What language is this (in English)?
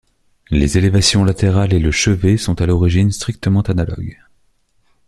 French